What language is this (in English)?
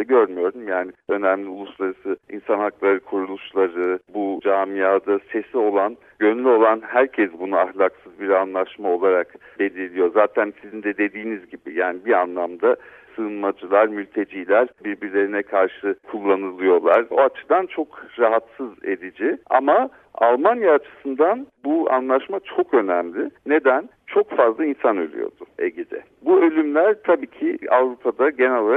Turkish